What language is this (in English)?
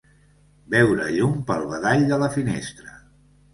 Catalan